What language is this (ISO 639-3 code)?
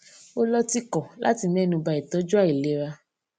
yor